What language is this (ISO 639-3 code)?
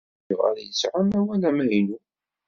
kab